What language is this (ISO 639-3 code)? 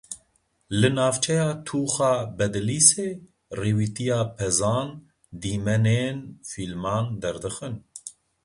kur